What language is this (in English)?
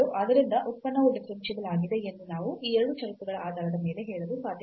Kannada